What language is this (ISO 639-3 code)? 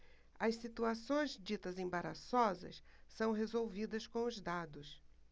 por